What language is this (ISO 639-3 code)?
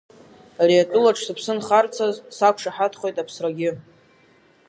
abk